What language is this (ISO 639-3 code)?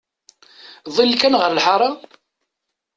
kab